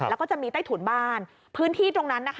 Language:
Thai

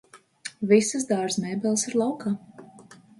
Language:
Latvian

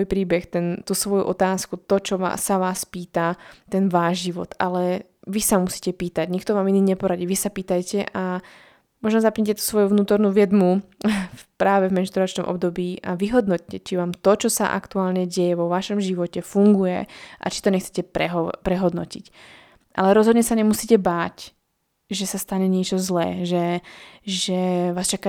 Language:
Slovak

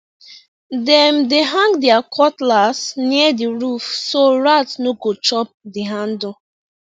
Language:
Nigerian Pidgin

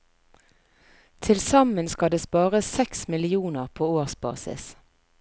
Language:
Norwegian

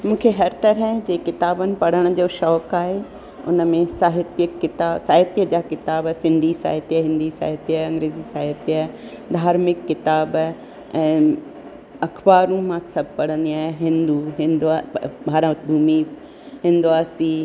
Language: Sindhi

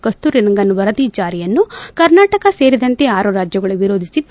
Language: Kannada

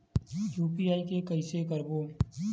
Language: Chhattisgarhi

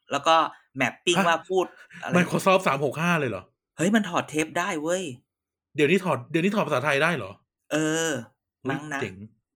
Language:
Thai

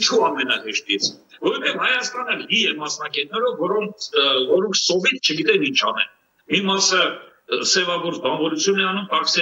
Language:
Romanian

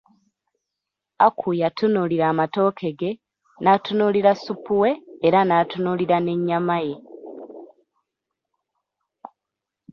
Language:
Ganda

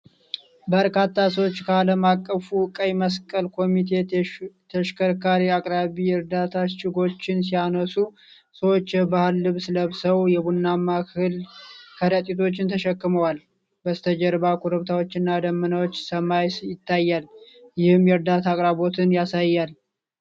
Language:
Amharic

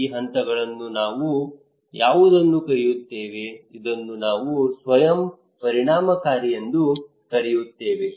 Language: Kannada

